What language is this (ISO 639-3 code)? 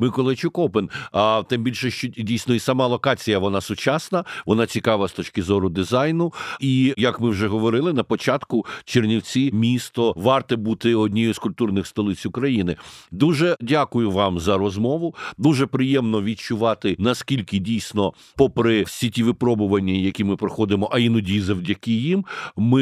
ukr